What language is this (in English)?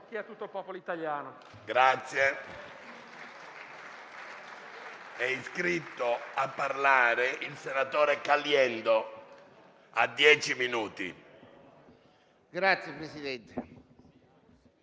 Italian